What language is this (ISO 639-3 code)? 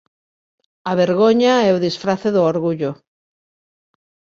glg